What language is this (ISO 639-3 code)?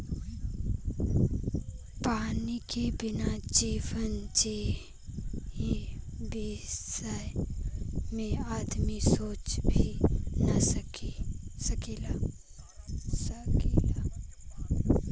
bho